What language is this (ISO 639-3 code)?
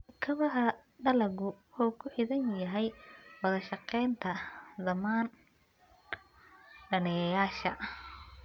som